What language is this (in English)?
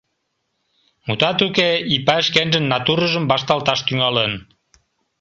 Mari